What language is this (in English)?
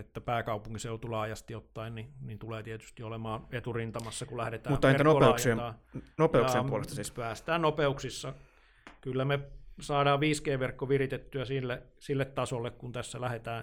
Finnish